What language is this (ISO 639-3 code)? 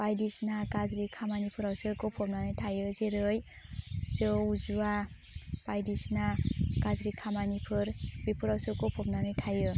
brx